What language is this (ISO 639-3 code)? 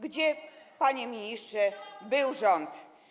pol